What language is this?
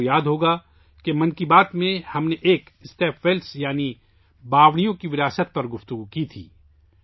Urdu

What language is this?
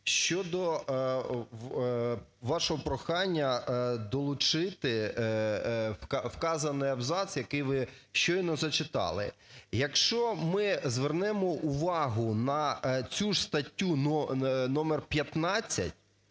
Ukrainian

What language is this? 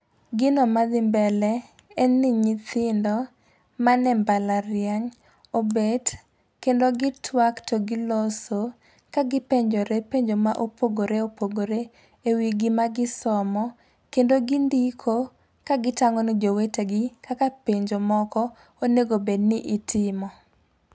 Luo (Kenya and Tanzania)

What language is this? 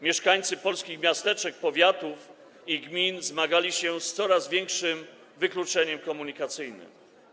Polish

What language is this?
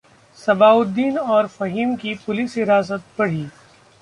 Hindi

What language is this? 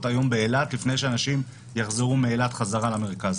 Hebrew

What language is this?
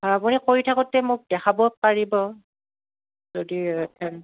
Assamese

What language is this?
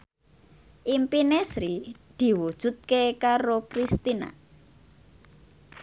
Javanese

